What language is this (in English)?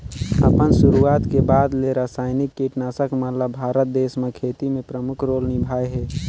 Chhattisgarhi